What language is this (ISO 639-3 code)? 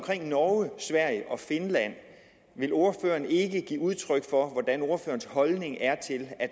dan